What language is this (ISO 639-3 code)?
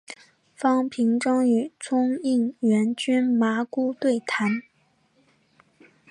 zho